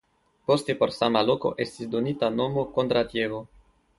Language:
Esperanto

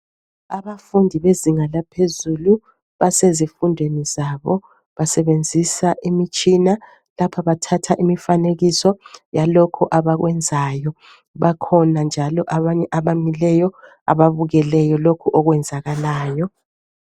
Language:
North Ndebele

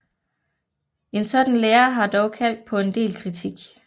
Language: Danish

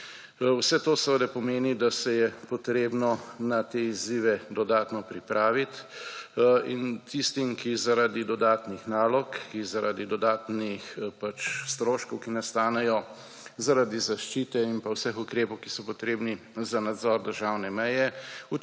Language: Slovenian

